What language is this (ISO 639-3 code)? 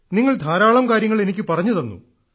mal